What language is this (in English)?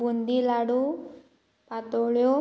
Konkani